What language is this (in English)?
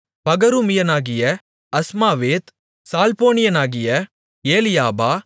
Tamil